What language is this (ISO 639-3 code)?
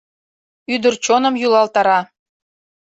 chm